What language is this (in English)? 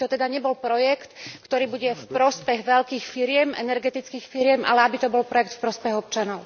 Slovak